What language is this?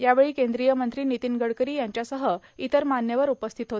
Marathi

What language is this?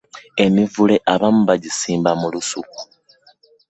Ganda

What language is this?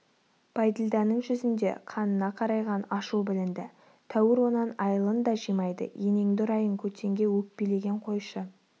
Kazakh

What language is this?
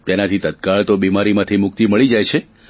Gujarati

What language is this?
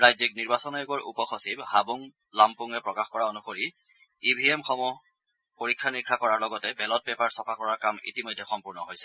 Assamese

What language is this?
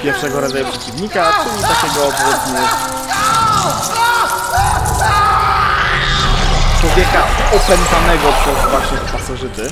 Polish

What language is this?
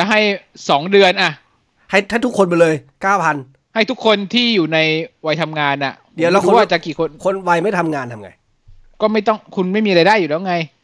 Thai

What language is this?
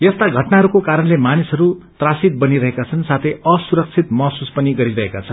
Nepali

